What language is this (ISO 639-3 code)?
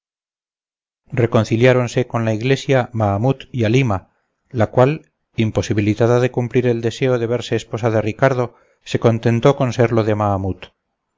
spa